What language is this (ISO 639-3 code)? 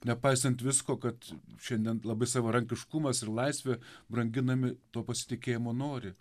lit